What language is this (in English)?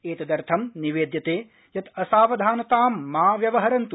Sanskrit